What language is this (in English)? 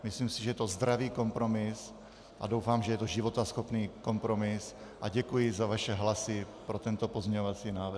Czech